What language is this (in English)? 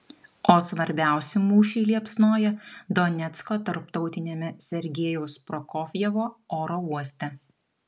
Lithuanian